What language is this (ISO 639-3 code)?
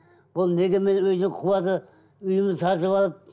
kaz